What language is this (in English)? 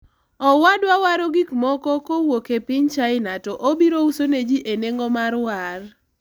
Luo (Kenya and Tanzania)